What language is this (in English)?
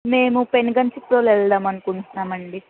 Telugu